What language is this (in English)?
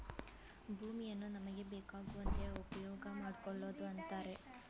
Kannada